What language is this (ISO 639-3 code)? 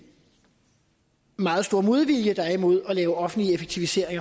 dan